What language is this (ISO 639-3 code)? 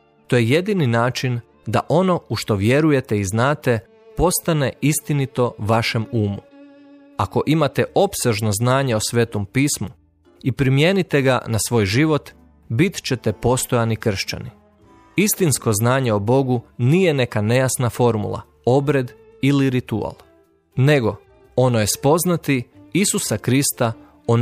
hrv